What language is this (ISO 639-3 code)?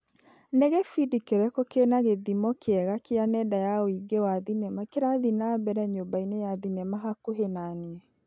kik